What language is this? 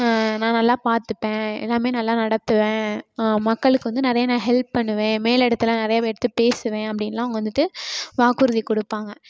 Tamil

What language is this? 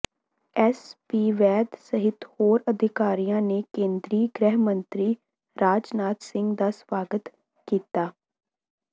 Punjabi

